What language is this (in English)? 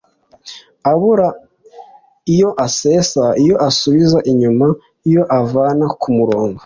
Kinyarwanda